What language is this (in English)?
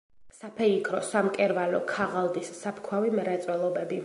Georgian